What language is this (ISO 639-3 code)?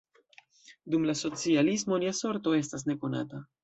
epo